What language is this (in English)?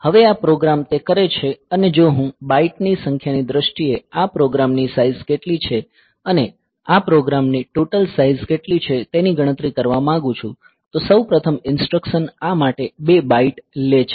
Gujarati